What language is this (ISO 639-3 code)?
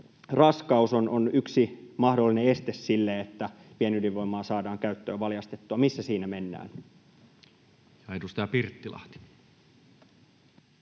fin